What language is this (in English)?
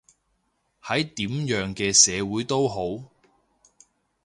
Cantonese